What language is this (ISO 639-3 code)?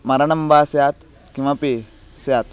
san